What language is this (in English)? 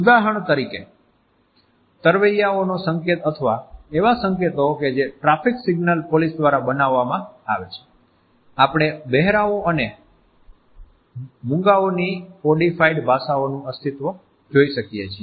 Gujarati